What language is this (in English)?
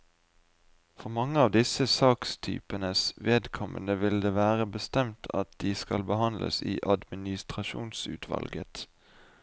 Norwegian